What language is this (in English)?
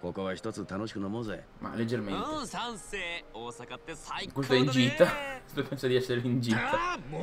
Italian